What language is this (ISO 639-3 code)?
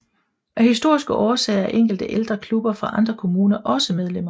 dan